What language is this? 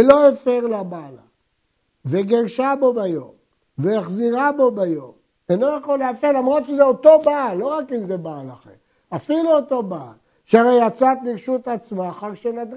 Hebrew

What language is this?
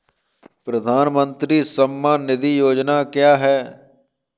Hindi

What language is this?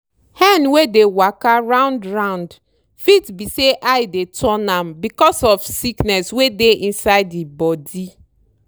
Nigerian Pidgin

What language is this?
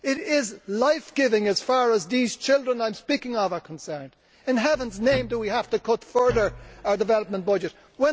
English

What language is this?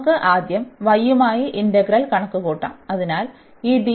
Malayalam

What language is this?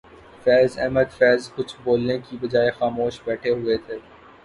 Urdu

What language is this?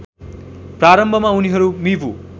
Nepali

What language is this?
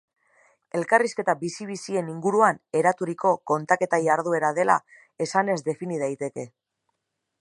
Basque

